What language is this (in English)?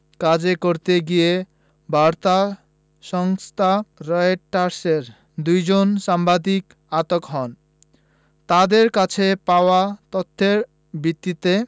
Bangla